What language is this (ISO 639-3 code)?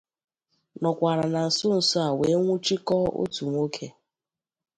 ibo